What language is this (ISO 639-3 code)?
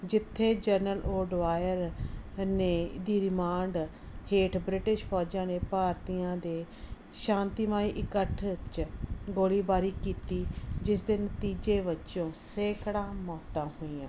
pan